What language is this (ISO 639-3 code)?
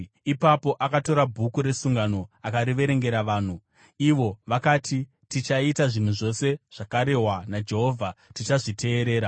sna